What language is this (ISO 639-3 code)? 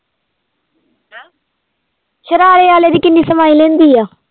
pan